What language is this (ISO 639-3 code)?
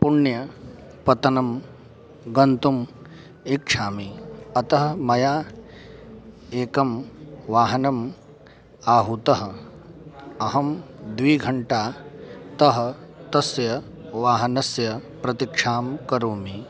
san